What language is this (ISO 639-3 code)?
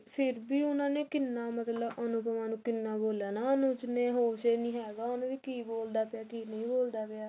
pan